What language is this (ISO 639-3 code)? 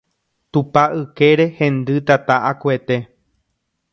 grn